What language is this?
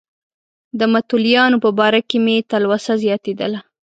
Pashto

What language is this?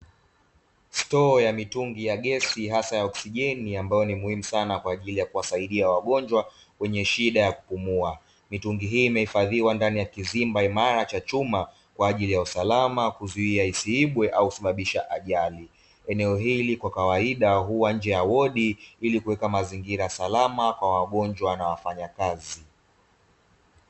Swahili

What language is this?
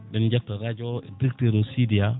Fula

